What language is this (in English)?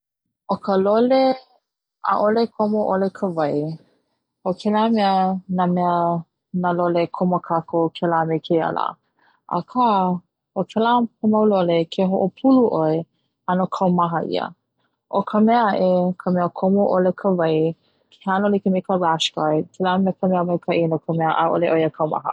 Hawaiian